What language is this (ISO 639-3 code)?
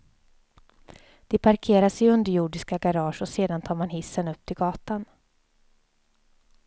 swe